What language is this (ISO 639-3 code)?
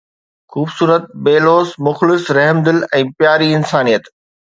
snd